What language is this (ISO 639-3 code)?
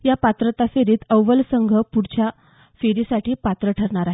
mar